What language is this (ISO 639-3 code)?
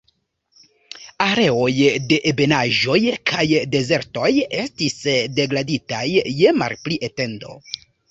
epo